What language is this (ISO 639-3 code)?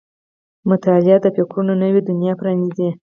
pus